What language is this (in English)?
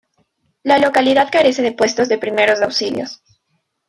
Spanish